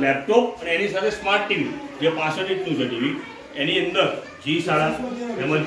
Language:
Gujarati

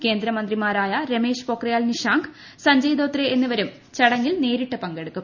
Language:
Malayalam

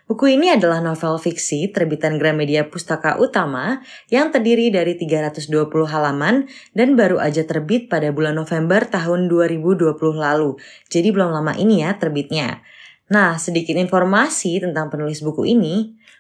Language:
Indonesian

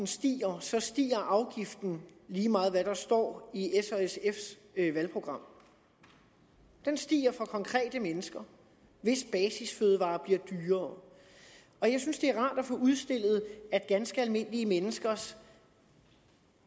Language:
Danish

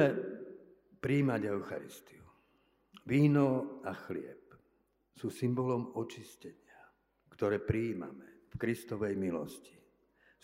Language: Slovak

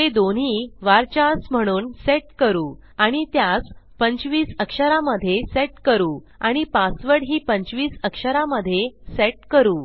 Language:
Marathi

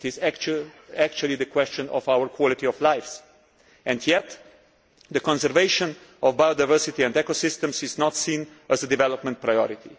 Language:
English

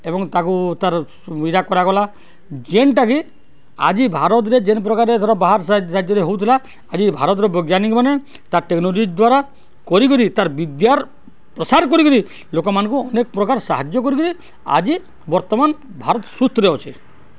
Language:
Odia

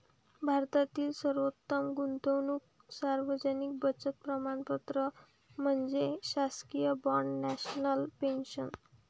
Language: Marathi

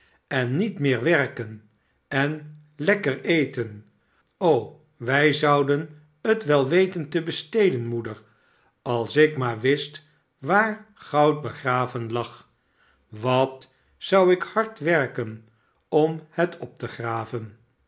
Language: Dutch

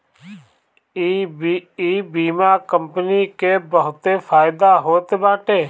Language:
Bhojpuri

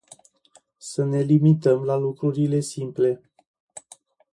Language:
Romanian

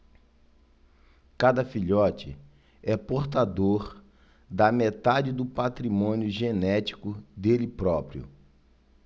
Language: Portuguese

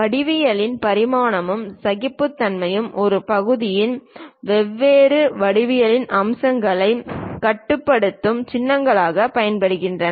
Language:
Tamil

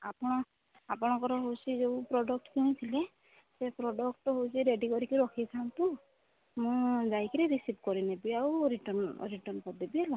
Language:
Odia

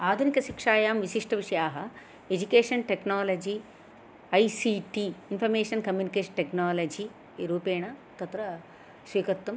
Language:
Sanskrit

